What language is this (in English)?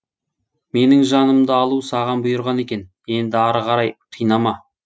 Kazakh